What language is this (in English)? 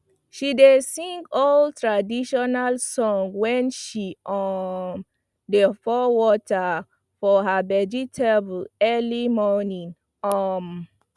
Nigerian Pidgin